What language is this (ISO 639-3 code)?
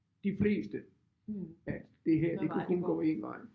dan